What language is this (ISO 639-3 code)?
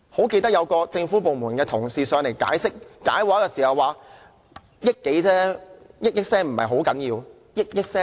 yue